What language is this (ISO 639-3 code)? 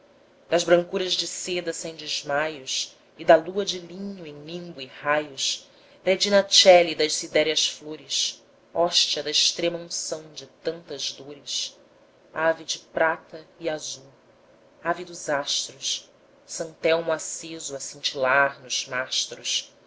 por